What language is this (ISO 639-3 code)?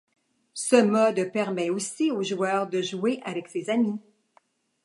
fra